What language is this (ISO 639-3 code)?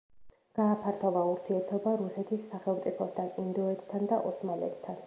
kat